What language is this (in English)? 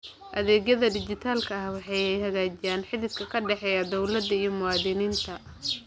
Somali